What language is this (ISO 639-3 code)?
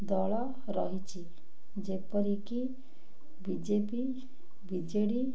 ori